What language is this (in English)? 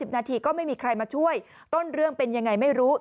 Thai